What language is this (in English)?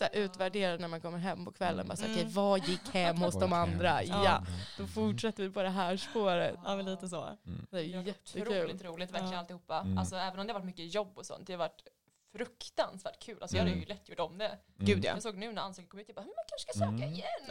Swedish